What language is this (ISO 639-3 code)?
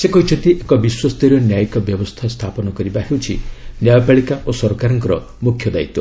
ori